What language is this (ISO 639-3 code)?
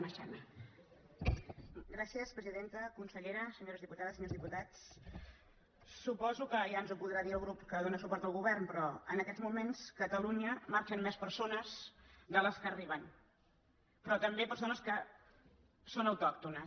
cat